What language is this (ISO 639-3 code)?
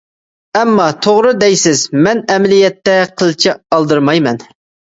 uig